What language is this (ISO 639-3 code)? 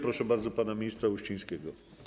pol